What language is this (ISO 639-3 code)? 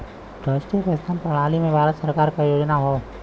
bho